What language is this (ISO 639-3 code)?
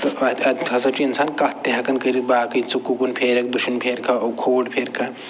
kas